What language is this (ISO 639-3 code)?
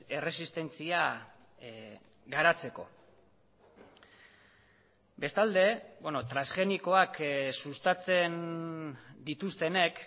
eus